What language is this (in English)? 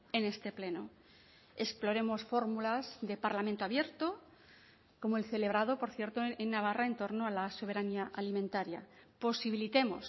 Spanish